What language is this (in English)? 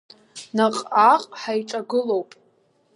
Abkhazian